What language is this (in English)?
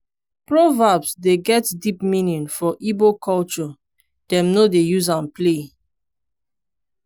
Nigerian Pidgin